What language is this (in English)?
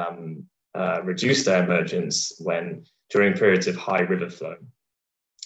English